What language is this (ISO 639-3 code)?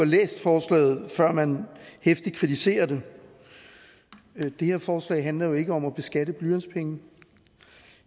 dan